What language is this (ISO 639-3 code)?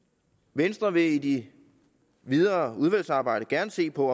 dan